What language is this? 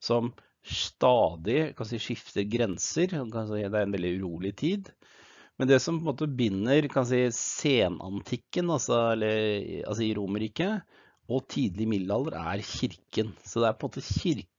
Norwegian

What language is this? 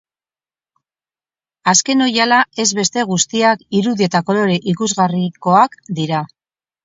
Basque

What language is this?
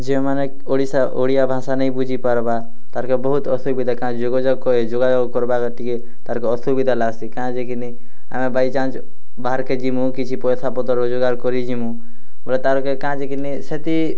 Odia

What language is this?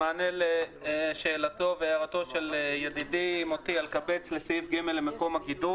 Hebrew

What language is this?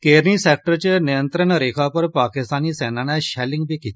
Dogri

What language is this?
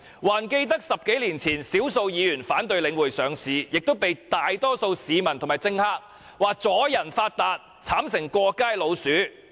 Cantonese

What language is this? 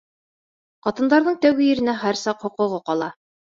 Bashkir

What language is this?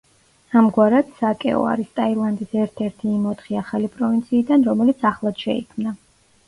Georgian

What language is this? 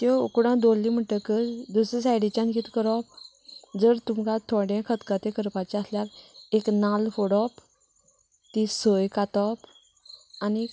Konkani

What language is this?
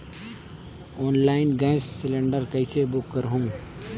Chhattisgarhi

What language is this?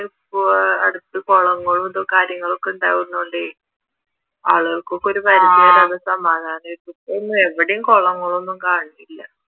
Malayalam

